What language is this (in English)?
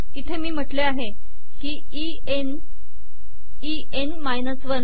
Marathi